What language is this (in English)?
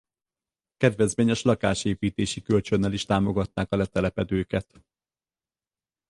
Hungarian